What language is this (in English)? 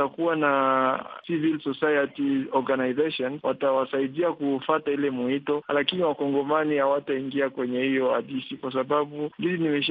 Swahili